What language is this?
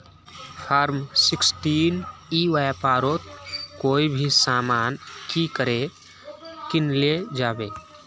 Magahi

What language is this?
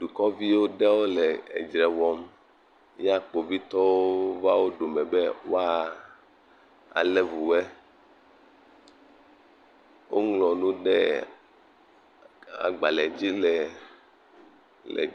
Ewe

